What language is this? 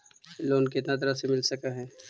Magahi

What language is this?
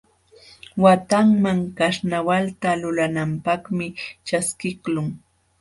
Jauja Wanca Quechua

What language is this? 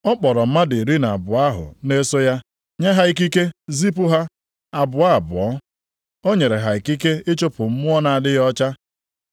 Igbo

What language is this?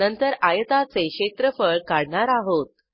Marathi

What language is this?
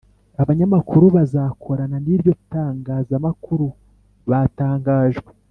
Kinyarwanda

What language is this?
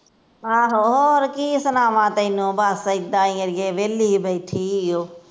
Punjabi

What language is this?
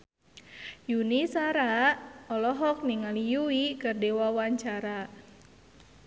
Sundanese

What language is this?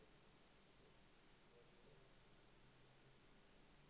Danish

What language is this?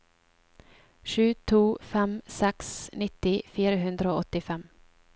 Norwegian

